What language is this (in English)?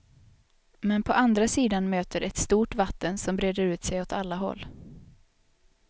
Swedish